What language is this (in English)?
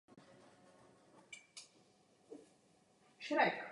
Czech